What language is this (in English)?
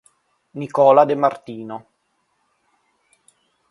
Italian